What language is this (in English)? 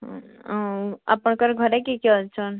Odia